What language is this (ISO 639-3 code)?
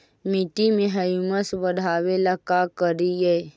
mag